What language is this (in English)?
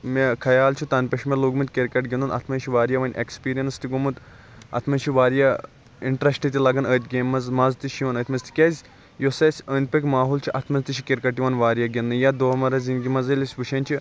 Kashmiri